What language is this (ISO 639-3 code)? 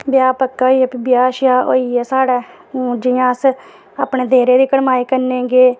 doi